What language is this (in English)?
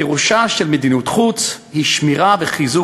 Hebrew